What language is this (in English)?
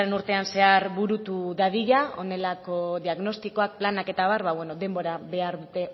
Basque